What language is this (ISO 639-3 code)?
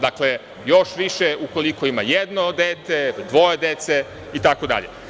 srp